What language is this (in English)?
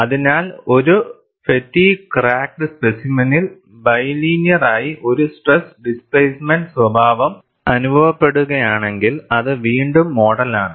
Malayalam